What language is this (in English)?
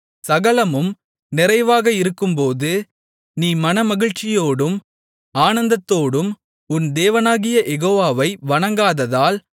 Tamil